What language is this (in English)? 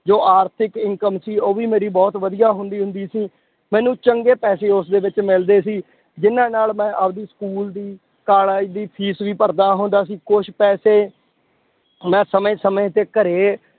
Punjabi